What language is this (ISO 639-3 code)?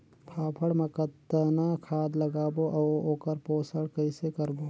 hne